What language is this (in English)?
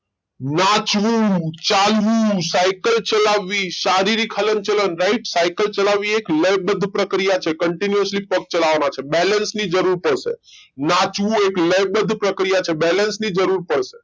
Gujarati